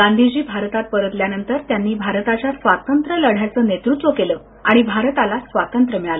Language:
Marathi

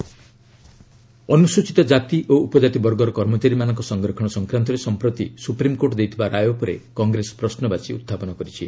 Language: Odia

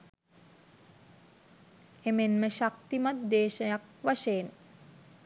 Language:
Sinhala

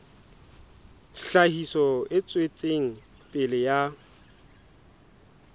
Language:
Southern Sotho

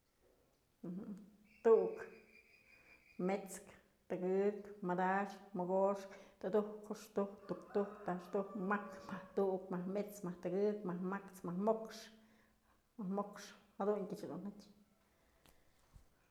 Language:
Mazatlán Mixe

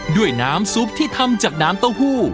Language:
Thai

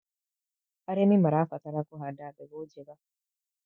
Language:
Kikuyu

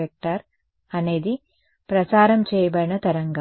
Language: Telugu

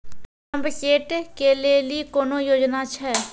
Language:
Maithili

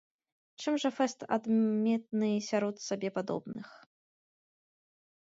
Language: Belarusian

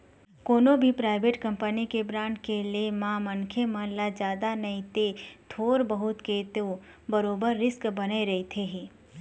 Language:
Chhattisgarhi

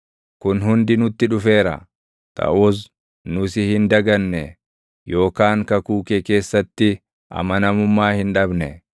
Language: Oromo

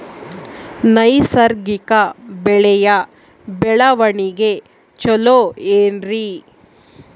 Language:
Kannada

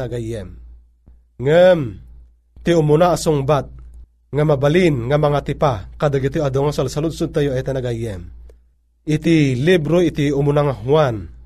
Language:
Filipino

